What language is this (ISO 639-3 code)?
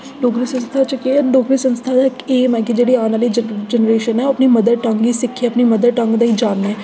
doi